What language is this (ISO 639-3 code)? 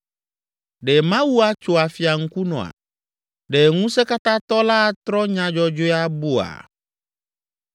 ewe